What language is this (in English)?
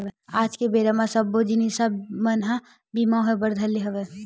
Chhattisgarhi